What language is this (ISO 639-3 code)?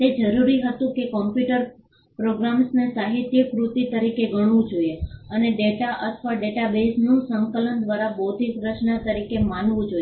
guj